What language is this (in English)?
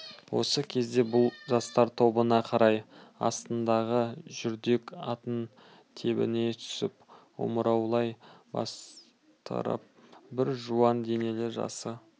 Kazakh